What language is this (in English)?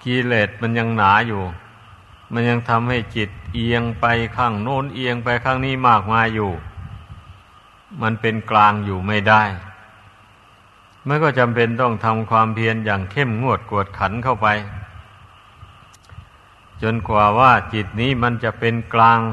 Thai